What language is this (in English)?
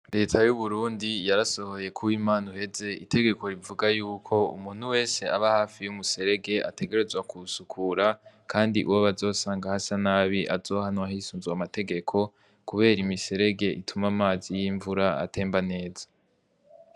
Rundi